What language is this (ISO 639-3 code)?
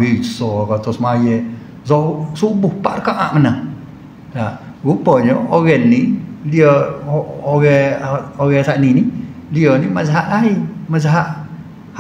msa